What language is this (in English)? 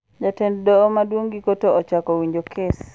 Luo (Kenya and Tanzania)